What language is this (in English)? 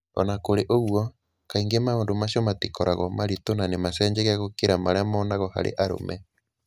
Kikuyu